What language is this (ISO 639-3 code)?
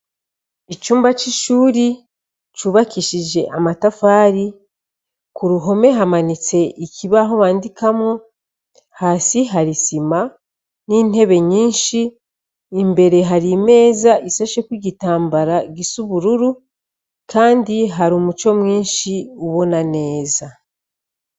run